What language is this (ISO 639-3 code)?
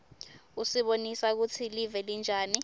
ssw